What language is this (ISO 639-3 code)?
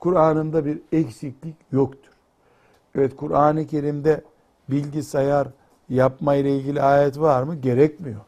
tur